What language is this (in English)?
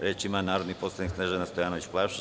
Serbian